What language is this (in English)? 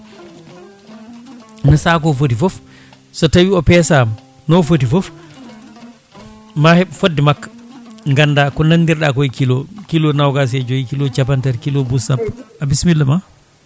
Fula